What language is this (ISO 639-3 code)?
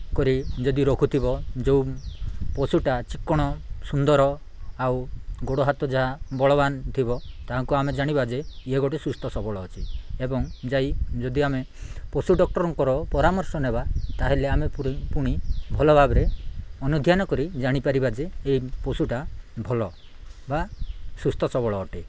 ori